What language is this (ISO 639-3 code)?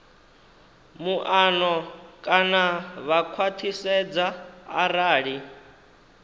ven